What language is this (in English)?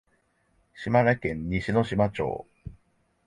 Japanese